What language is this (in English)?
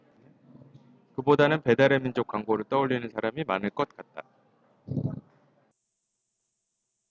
Korean